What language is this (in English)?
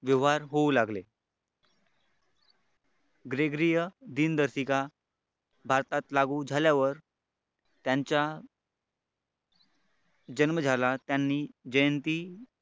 Marathi